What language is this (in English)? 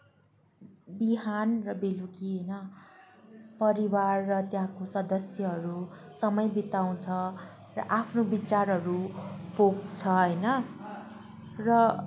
Nepali